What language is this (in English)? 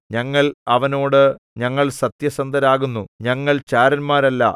Malayalam